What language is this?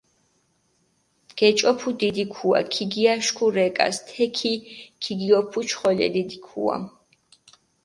Mingrelian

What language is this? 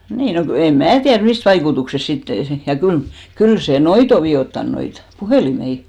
Finnish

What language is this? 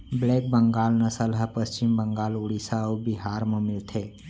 Chhattisgarhi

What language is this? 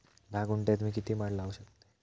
Marathi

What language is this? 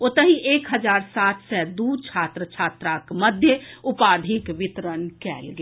Maithili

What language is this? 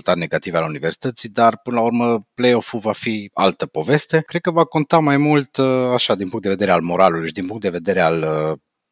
Romanian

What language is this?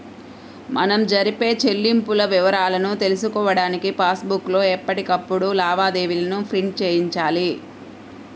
Telugu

